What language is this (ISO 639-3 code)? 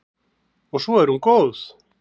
isl